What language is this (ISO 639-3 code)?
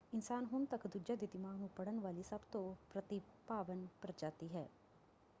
pan